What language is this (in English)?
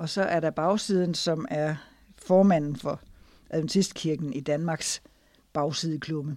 Danish